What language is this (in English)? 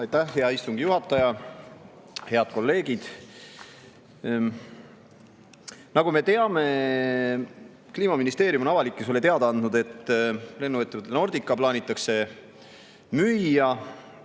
Estonian